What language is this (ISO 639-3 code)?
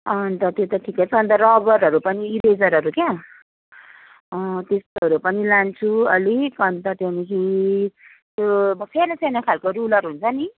nep